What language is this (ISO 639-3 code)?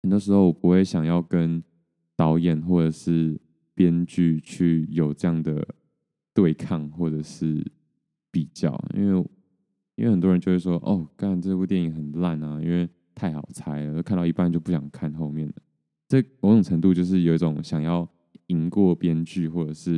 zho